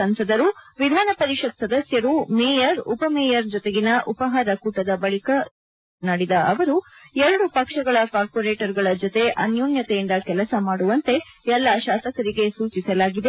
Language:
Kannada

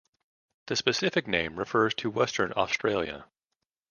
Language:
English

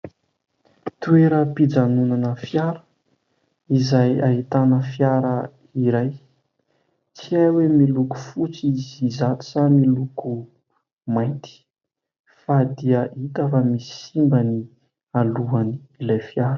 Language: Malagasy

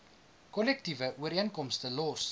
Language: Afrikaans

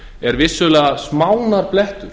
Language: Icelandic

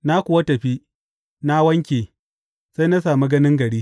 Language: Hausa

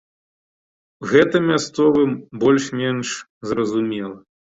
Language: Belarusian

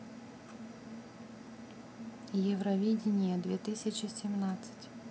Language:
Russian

